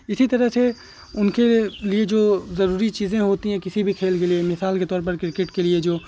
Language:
Urdu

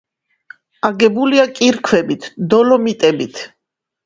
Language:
Georgian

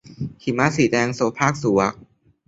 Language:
Thai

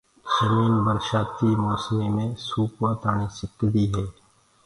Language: Gurgula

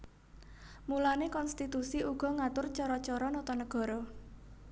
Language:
Javanese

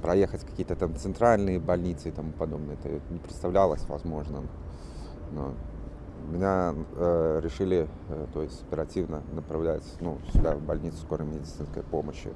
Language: Russian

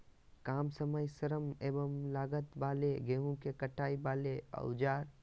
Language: Magahi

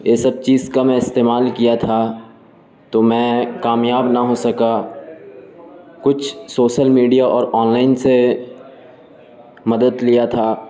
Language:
Urdu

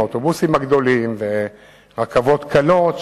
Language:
Hebrew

